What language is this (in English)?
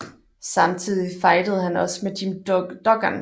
Danish